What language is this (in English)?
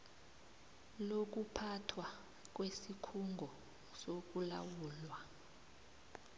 South Ndebele